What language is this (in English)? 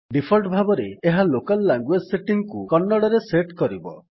Odia